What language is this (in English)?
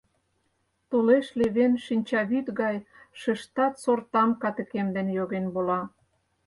Mari